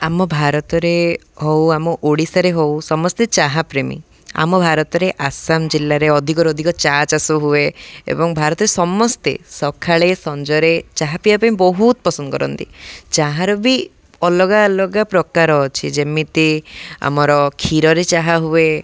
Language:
Odia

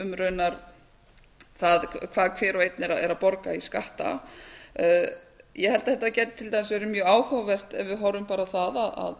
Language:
Icelandic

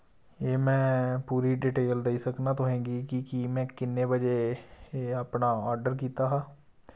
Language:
Dogri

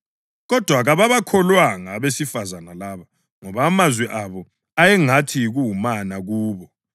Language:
North Ndebele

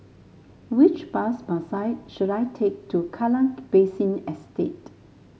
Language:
English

